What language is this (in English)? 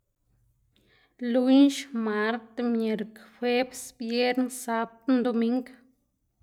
Xanaguía Zapotec